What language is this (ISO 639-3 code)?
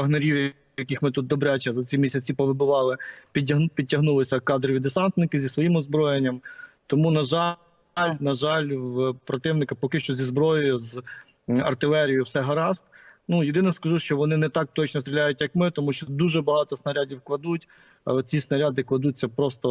ukr